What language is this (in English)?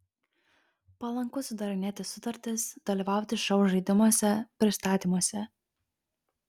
Lithuanian